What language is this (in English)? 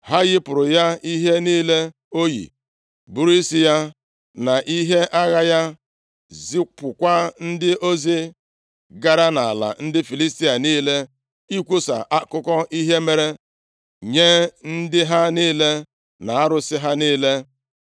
Igbo